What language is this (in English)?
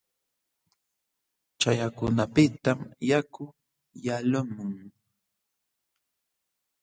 Jauja Wanca Quechua